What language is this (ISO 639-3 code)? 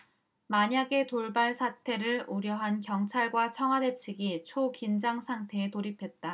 kor